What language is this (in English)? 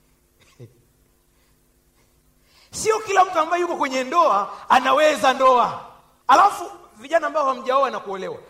Swahili